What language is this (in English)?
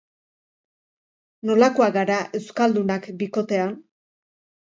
Basque